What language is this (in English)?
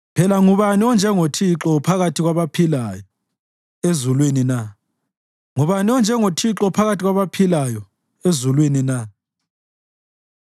North Ndebele